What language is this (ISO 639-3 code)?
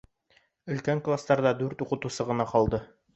bak